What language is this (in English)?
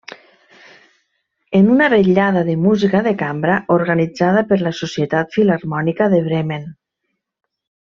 Catalan